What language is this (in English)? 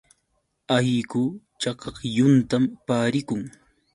Yauyos Quechua